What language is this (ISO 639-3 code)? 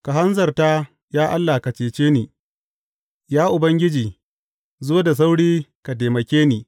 hau